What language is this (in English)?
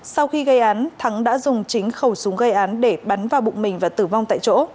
Vietnamese